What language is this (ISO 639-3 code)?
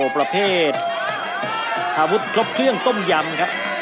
tha